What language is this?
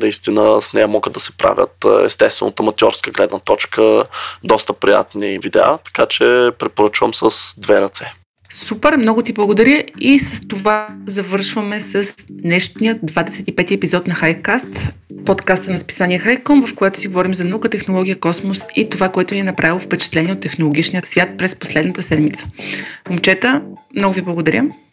Bulgarian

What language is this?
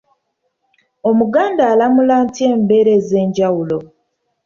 Ganda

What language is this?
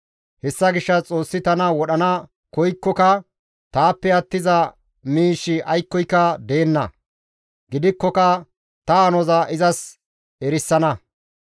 Gamo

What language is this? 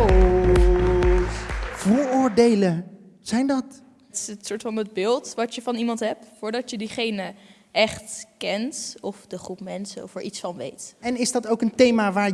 Dutch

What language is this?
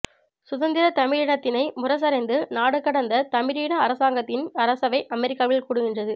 Tamil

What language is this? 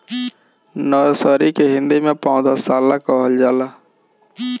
Bhojpuri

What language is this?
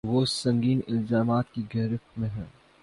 Urdu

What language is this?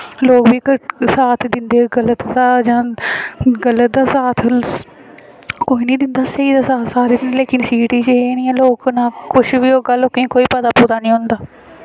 Dogri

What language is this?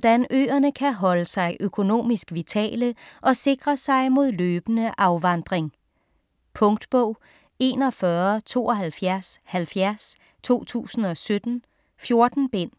Danish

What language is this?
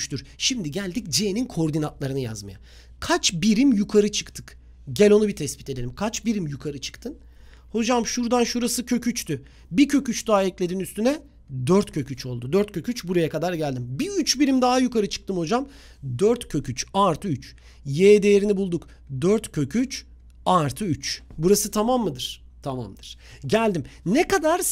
Turkish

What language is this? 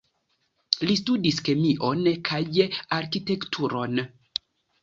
Esperanto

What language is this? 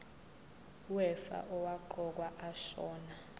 Zulu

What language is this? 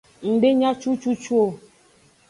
Aja (Benin)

